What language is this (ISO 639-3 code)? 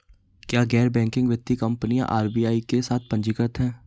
hin